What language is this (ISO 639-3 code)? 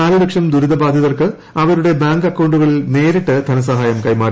mal